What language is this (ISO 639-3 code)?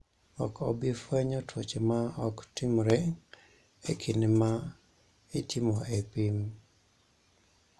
luo